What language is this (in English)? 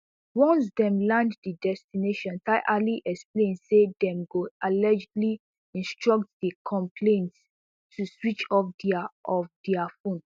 Nigerian Pidgin